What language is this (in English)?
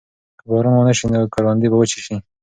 Pashto